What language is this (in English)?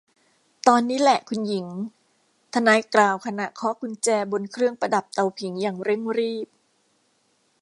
Thai